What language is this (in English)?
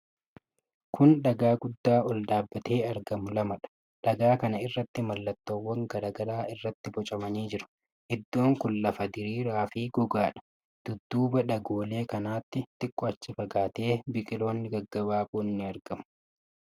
Oromo